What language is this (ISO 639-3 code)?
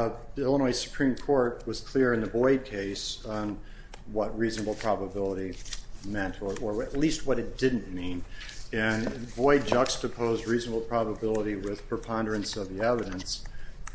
eng